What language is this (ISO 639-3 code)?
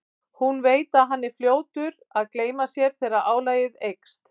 isl